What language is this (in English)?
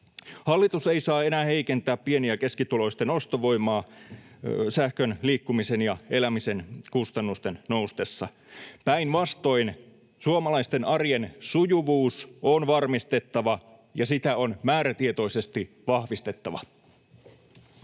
Finnish